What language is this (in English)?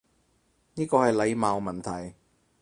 Cantonese